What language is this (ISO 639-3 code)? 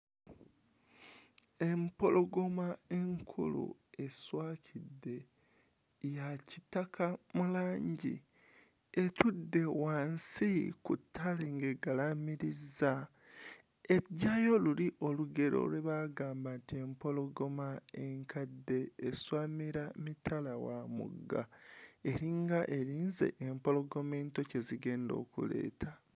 lug